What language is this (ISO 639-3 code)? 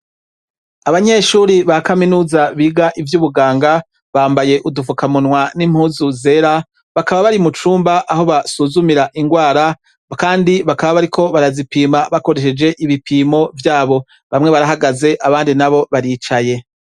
run